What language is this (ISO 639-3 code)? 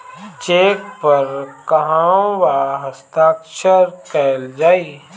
bho